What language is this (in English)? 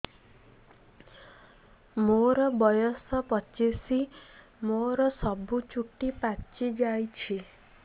Odia